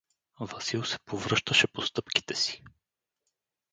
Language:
Bulgarian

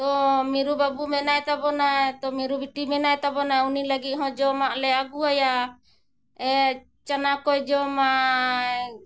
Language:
Santali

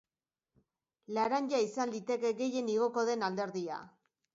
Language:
Basque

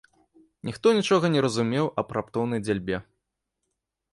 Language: Belarusian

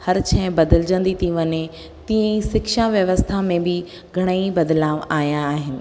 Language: Sindhi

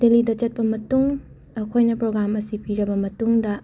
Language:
Manipuri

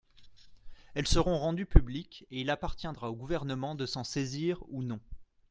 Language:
French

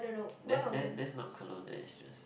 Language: English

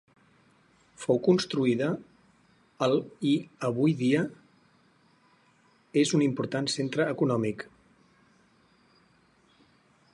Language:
Catalan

